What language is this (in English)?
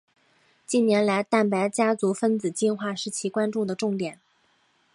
Chinese